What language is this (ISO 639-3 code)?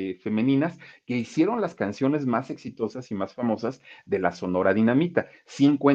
spa